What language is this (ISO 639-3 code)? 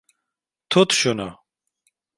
tur